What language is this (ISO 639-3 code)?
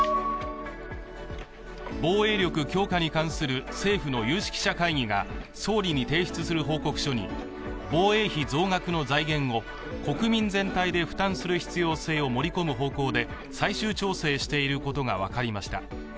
jpn